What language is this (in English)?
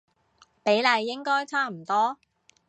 Cantonese